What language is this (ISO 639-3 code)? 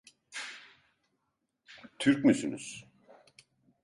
tur